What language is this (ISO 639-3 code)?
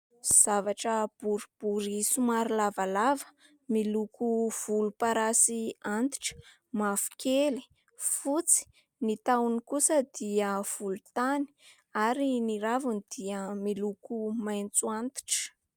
mlg